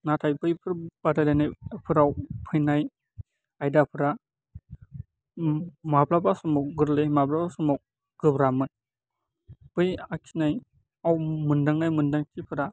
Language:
Bodo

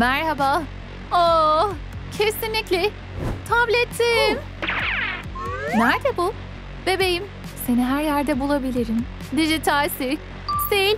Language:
Turkish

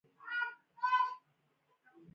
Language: Pashto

